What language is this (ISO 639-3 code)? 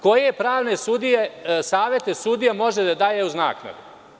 srp